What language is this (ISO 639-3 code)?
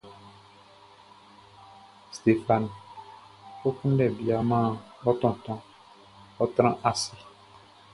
bci